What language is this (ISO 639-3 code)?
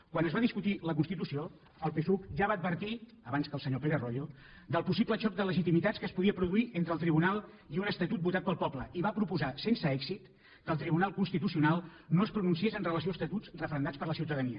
cat